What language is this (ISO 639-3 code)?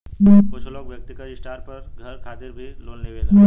bho